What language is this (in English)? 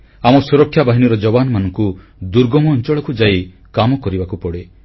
Odia